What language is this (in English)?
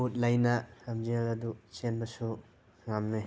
Manipuri